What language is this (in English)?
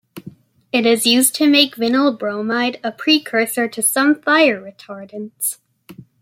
English